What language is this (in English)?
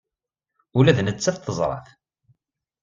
Kabyle